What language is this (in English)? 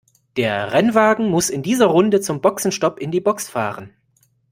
German